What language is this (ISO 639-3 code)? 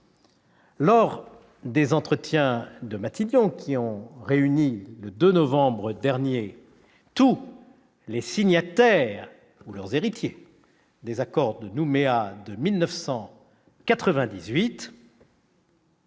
fra